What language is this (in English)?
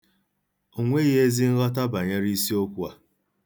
Igbo